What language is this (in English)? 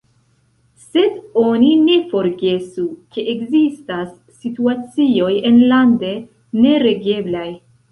Esperanto